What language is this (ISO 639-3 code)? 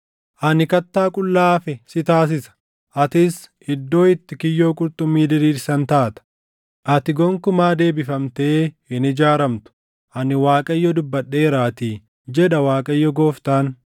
orm